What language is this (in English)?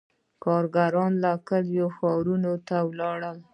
Pashto